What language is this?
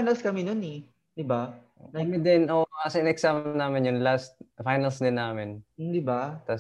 Filipino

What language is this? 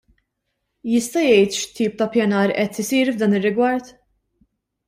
Maltese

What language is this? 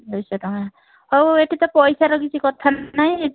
Odia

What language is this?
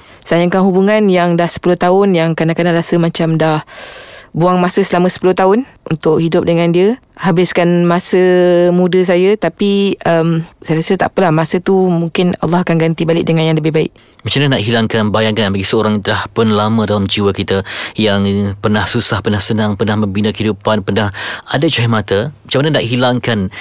Malay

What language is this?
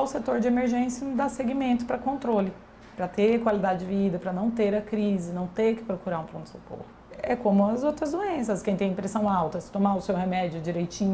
Portuguese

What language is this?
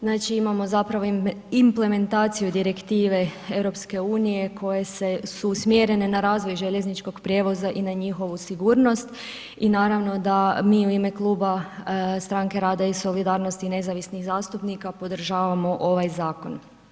Croatian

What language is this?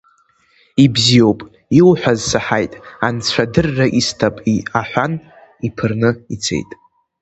Abkhazian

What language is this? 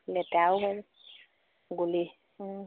Assamese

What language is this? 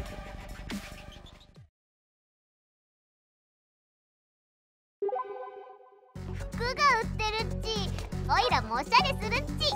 Japanese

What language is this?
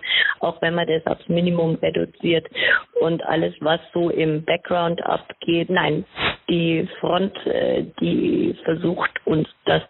German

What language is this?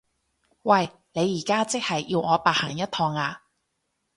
Cantonese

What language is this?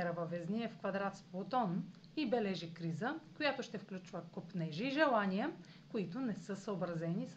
Bulgarian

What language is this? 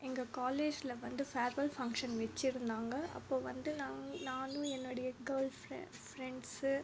Tamil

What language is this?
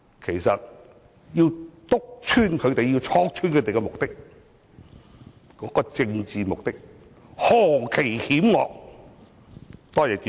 Cantonese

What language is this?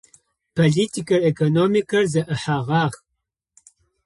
Adyghe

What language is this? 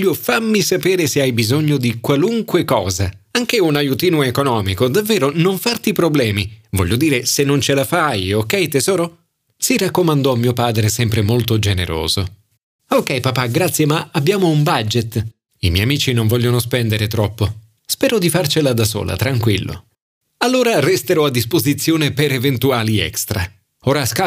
Italian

